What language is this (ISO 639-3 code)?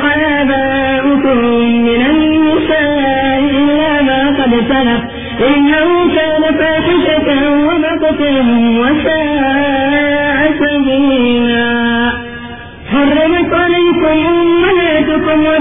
urd